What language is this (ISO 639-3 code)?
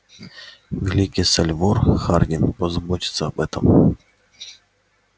rus